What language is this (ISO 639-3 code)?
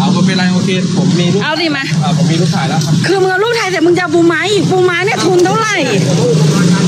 tha